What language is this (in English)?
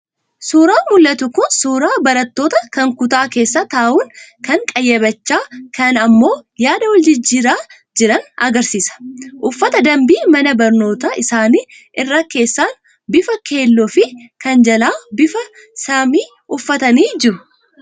Oromo